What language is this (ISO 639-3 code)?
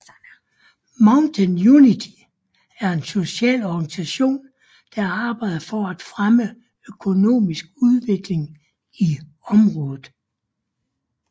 dan